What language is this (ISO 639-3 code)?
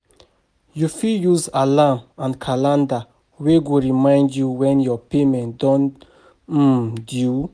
pcm